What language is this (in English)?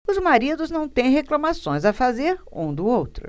Portuguese